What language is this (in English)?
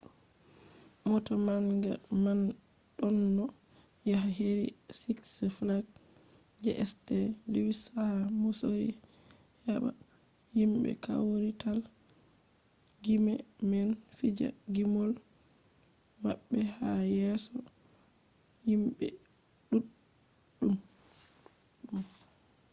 Fula